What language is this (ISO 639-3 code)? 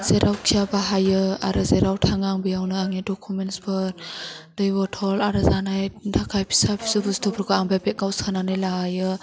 brx